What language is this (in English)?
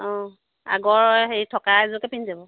Assamese